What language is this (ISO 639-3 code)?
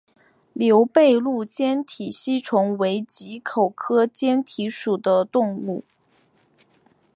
zho